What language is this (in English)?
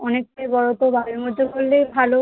Bangla